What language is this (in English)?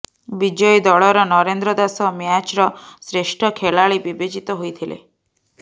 Odia